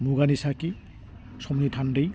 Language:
Bodo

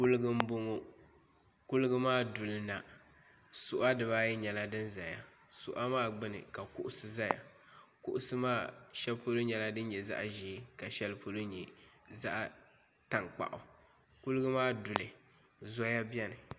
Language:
Dagbani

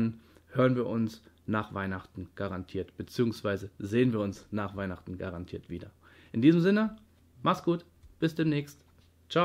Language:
German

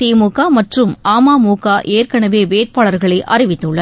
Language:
Tamil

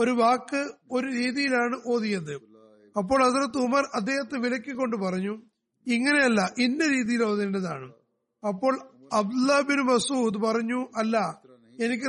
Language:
Malayalam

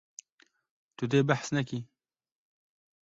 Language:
Kurdish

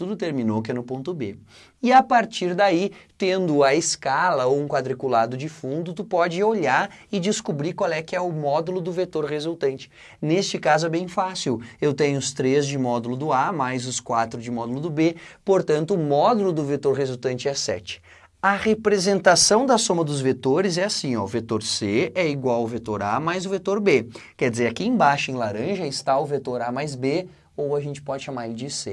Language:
Portuguese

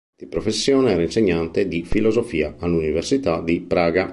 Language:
Italian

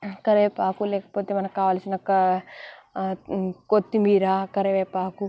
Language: Telugu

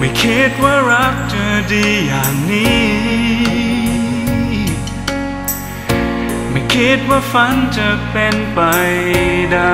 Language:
Thai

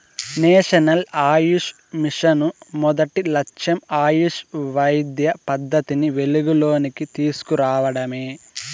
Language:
Telugu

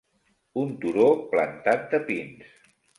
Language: Catalan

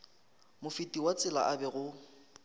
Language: Northern Sotho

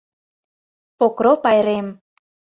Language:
Mari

